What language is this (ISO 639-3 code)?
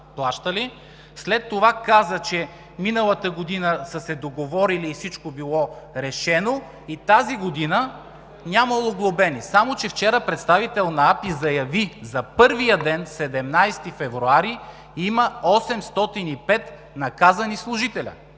bul